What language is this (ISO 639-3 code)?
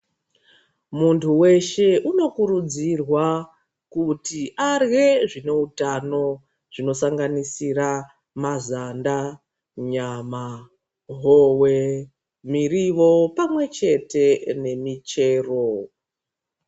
ndc